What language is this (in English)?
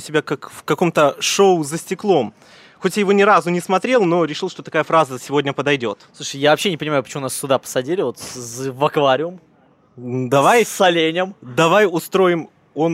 Russian